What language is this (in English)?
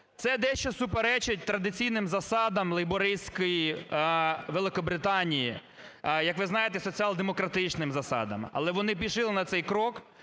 Ukrainian